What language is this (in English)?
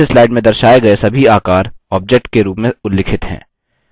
Hindi